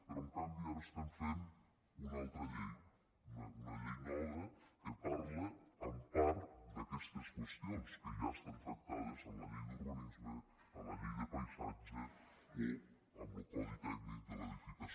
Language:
Catalan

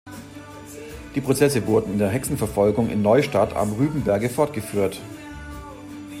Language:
German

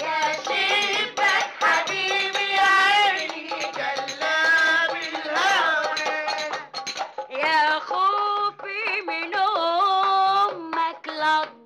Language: Arabic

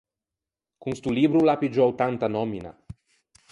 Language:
Ligurian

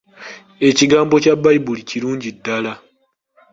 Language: Ganda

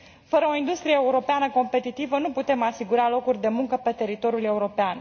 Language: Romanian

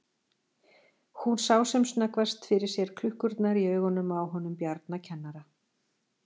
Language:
Icelandic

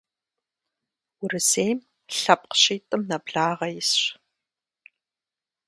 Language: Kabardian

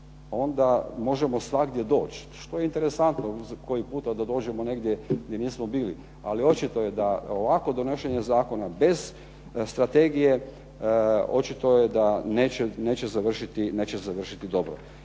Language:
Croatian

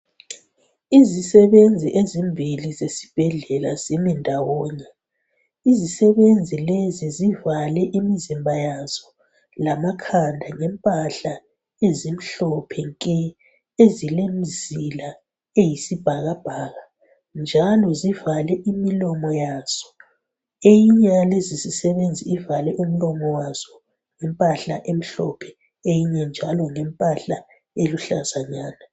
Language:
North Ndebele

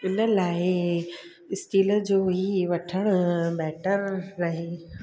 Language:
Sindhi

